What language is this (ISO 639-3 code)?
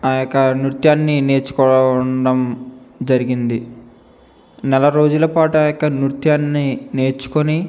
tel